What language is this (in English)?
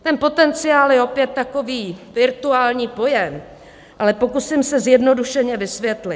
Czech